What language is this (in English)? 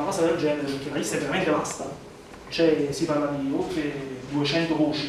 Italian